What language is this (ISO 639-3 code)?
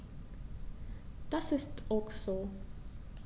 deu